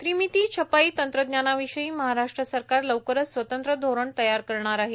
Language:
Marathi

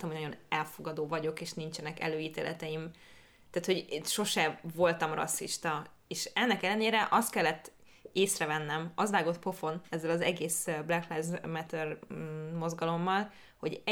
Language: Hungarian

